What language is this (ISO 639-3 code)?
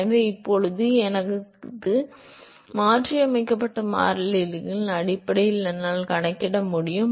tam